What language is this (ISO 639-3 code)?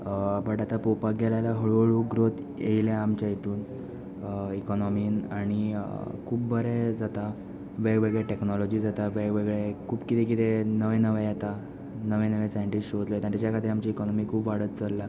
kok